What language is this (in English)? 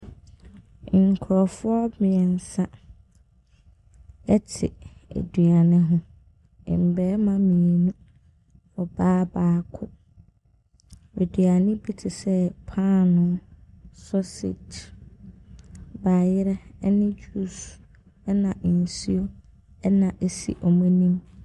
Akan